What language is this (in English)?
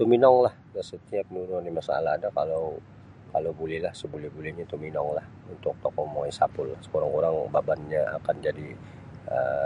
Sabah Bisaya